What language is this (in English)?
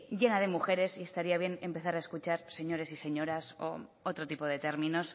Spanish